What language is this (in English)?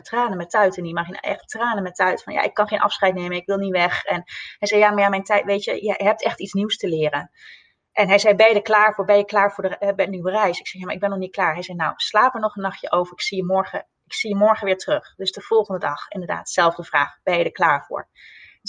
Dutch